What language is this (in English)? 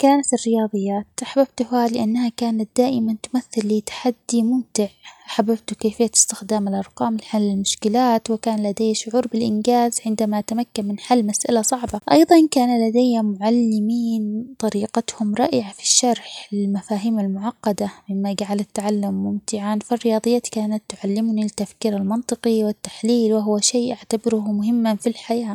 Omani Arabic